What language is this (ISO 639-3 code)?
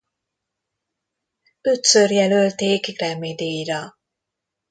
hun